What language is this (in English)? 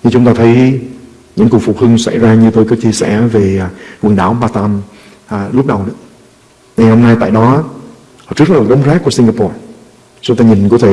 Vietnamese